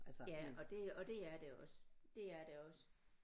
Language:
Danish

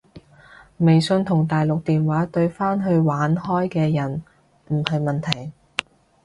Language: Cantonese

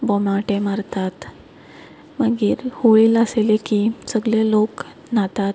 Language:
Konkani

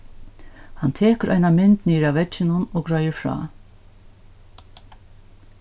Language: Faroese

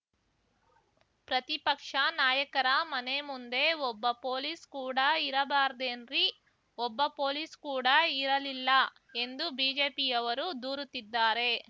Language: Kannada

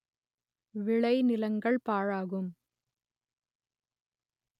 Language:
Tamil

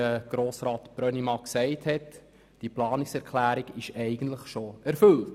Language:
Swiss German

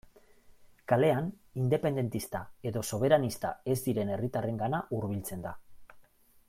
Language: Basque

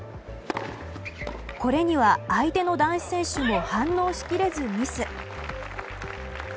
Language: Japanese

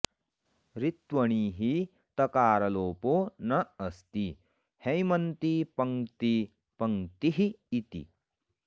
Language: Sanskrit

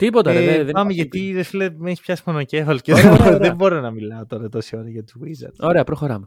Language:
Greek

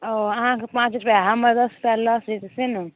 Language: Maithili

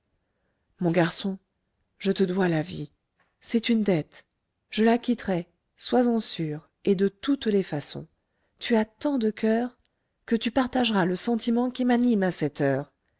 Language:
French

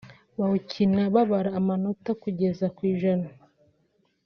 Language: Kinyarwanda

